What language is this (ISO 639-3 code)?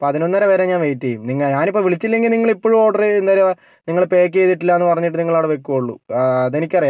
mal